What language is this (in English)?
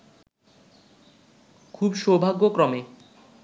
Bangla